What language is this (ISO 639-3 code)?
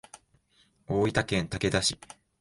jpn